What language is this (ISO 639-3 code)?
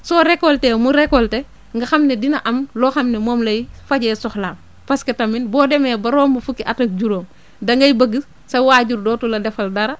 wol